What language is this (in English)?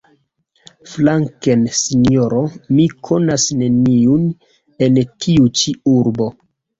Esperanto